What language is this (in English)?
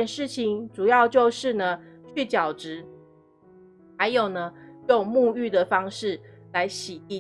Chinese